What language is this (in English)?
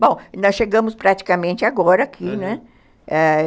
Portuguese